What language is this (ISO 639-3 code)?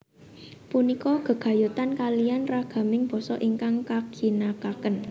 jav